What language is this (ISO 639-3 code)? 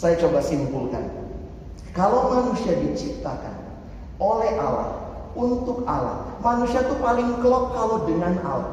ind